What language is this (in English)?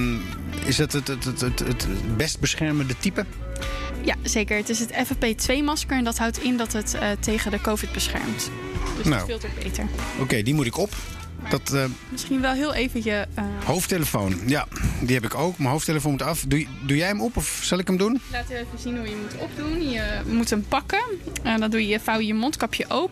Dutch